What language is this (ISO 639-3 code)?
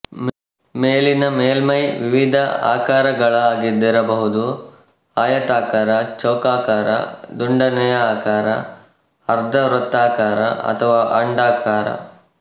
kan